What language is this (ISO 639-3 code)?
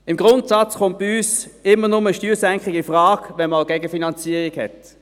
gsw